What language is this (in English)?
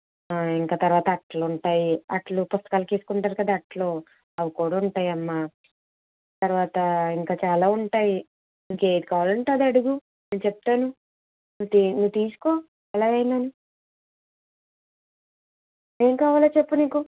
Telugu